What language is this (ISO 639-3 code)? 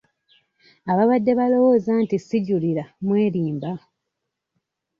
lug